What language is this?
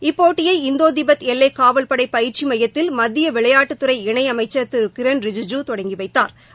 Tamil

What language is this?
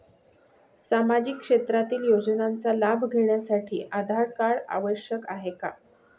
Marathi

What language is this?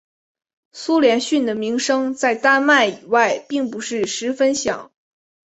Chinese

